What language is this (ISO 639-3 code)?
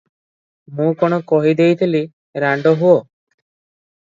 ori